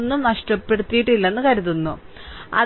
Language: Malayalam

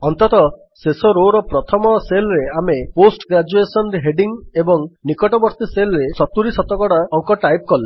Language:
Odia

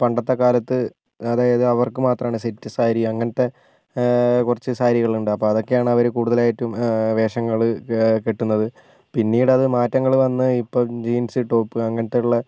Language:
Malayalam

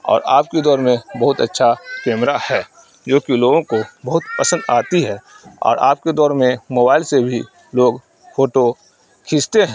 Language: Urdu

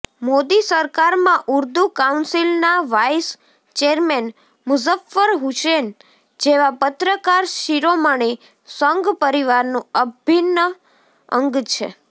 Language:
Gujarati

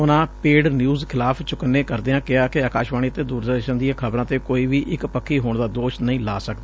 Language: Punjabi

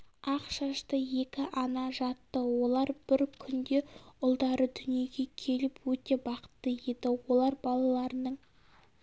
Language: Kazakh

